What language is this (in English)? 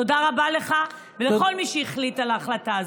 Hebrew